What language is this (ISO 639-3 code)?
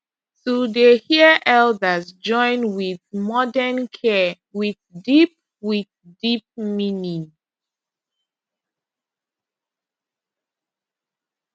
pcm